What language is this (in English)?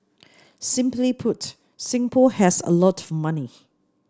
English